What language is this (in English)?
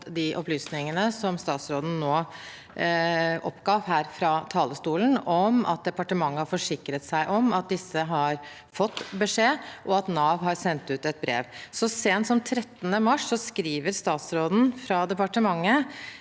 Norwegian